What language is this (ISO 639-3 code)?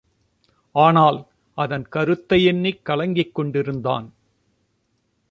tam